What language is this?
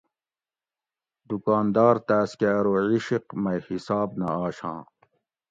Gawri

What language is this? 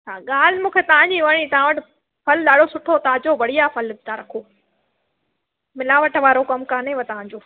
Sindhi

